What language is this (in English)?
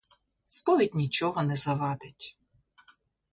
Ukrainian